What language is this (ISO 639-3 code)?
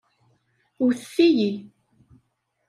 kab